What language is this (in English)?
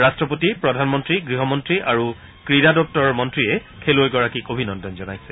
Assamese